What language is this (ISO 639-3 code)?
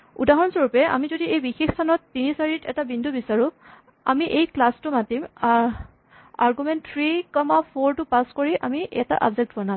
asm